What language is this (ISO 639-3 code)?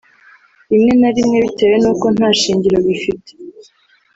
kin